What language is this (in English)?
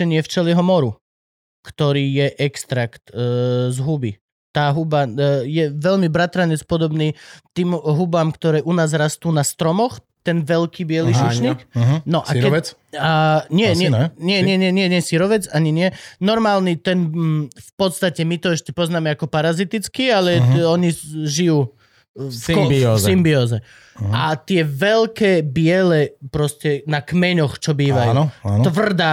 Slovak